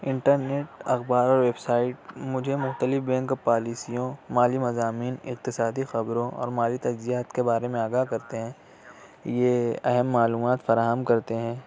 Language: Urdu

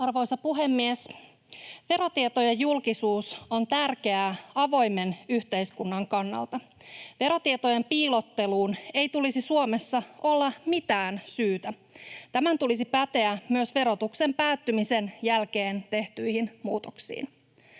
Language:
Finnish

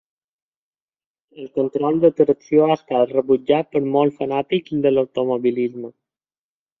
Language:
Catalan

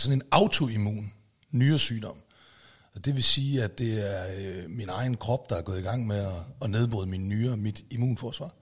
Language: Danish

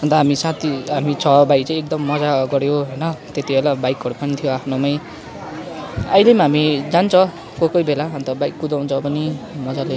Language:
Nepali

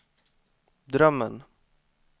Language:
Swedish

